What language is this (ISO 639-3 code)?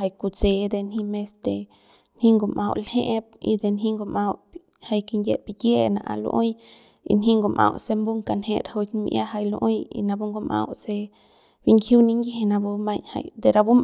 pbs